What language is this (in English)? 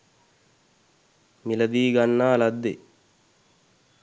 Sinhala